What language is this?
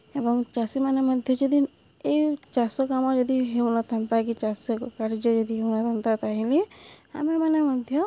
Odia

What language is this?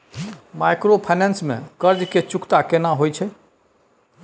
Maithili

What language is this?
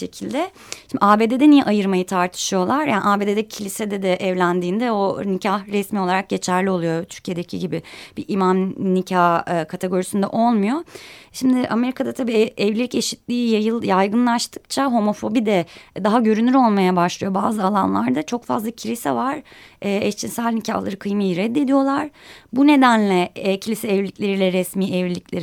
Turkish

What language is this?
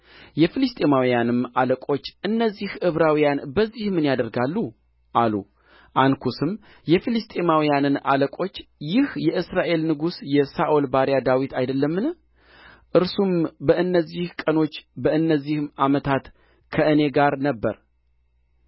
Amharic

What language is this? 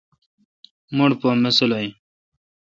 Kalkoti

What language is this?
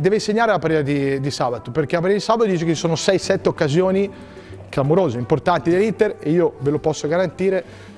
Italian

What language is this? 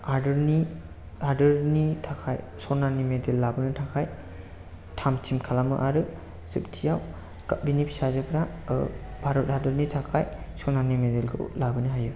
Bodo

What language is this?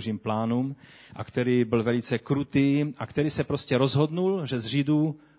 Czech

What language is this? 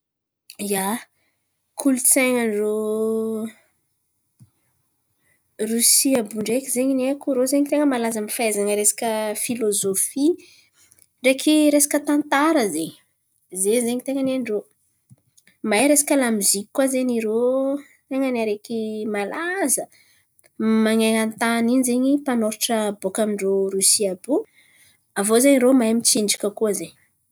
Antankarana Malagasy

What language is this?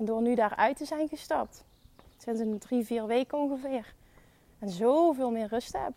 Dutch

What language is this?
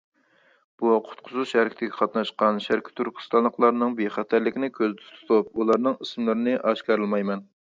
Uyghur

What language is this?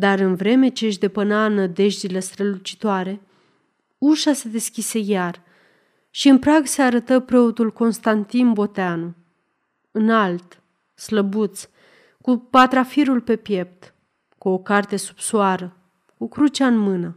Romanian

